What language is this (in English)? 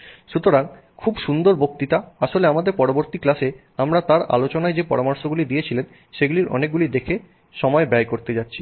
Bangla